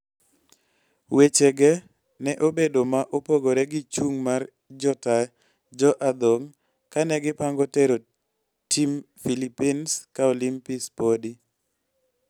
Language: Luo (Kenya and Tanzania)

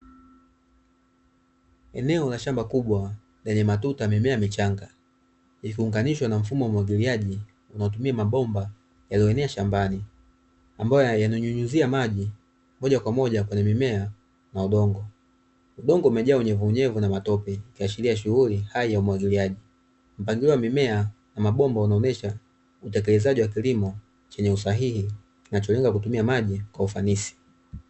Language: Swahili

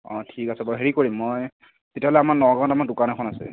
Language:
Assamese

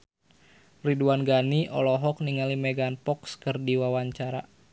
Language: Sundanese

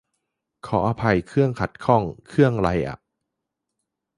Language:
Thai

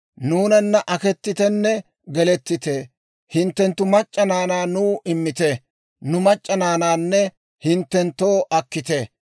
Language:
Dawro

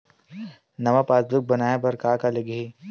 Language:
Chhattisgarhi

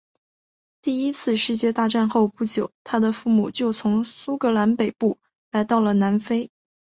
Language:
Chinese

